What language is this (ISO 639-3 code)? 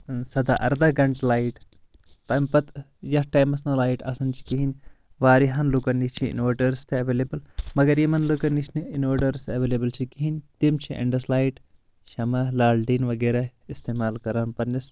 kas